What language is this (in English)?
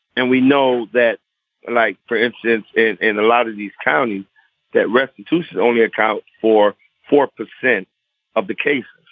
English